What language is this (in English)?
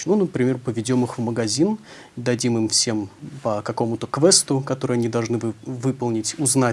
Russian